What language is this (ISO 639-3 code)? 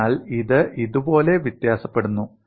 mal